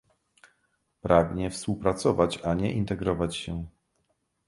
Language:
Polish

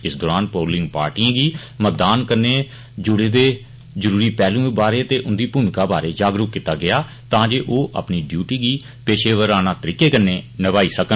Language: Dogri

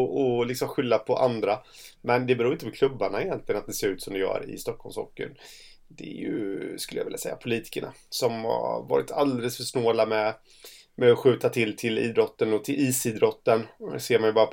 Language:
Swedish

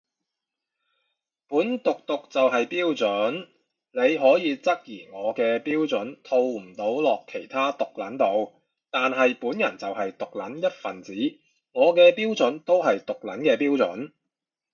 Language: Cantonese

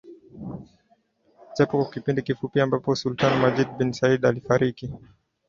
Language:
Swahili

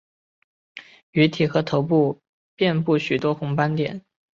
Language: Chinese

